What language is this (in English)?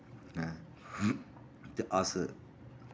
Dogri